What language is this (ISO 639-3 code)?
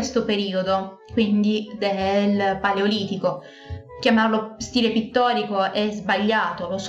ita